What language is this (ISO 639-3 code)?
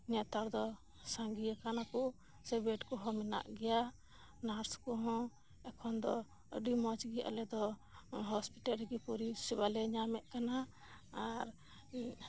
sat